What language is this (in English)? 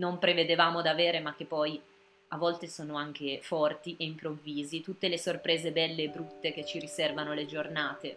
Italian